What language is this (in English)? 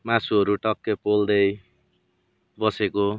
Nepali